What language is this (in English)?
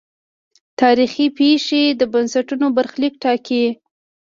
Pashto